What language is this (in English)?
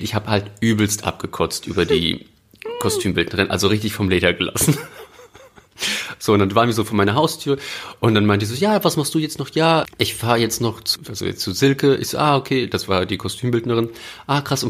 German